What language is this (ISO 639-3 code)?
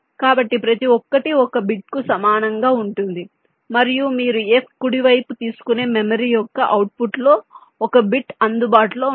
tel